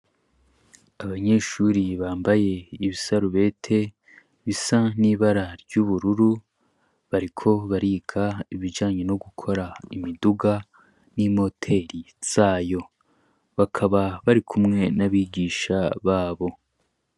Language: Rundi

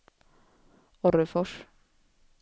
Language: Swedish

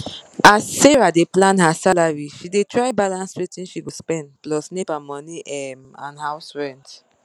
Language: Nigerian Pidgin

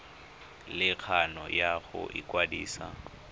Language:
Tswana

